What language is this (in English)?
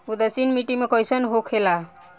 Bhojpuri